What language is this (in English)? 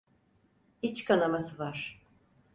Turkish